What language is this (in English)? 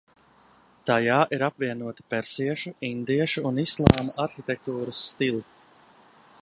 Latvian